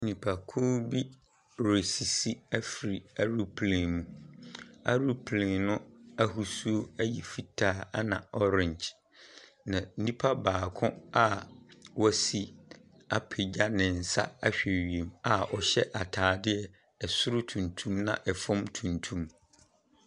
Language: Akan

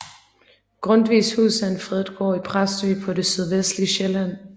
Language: Danish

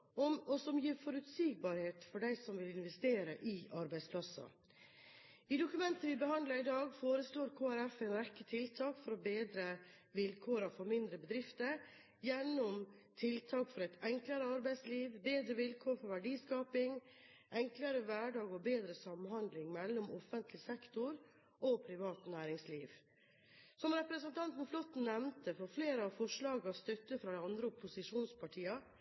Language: Norwegian Bokmål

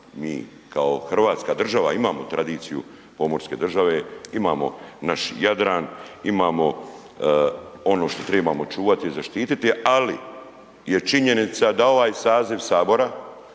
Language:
Croatian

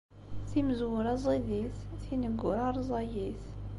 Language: Kabyle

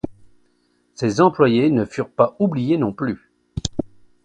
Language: French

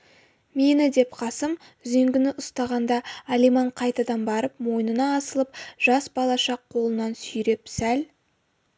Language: Kazakh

